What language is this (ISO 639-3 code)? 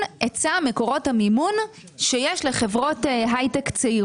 heb